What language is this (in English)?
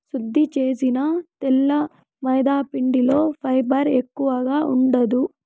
Telugu